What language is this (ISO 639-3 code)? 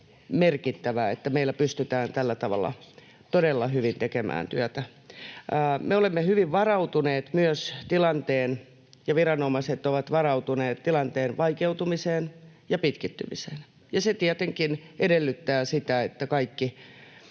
fin